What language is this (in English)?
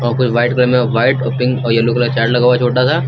Hindi